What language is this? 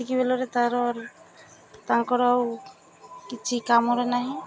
Odia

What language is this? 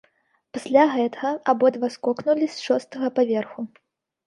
Belarusian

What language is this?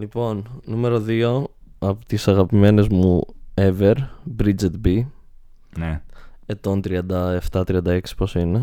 Greek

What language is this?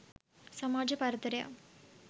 Sinhala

